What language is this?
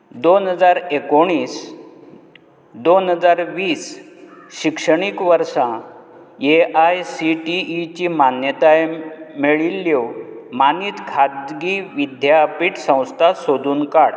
Konkani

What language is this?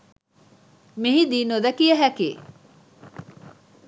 Sinhala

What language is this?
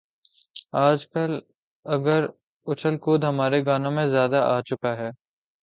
Urdu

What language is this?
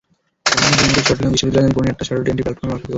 Bangla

